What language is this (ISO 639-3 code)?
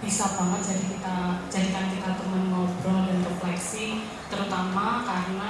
ind